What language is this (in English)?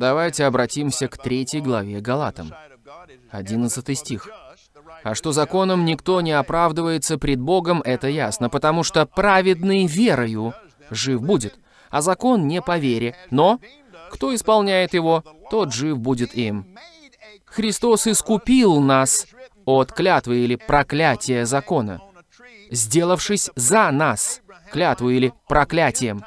Russian